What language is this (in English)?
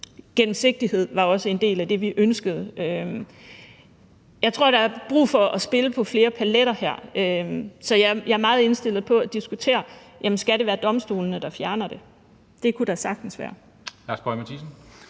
Danish